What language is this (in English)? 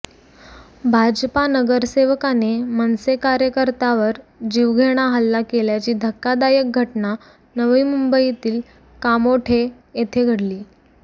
Marathi